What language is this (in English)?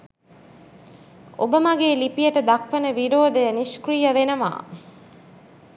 Sinhala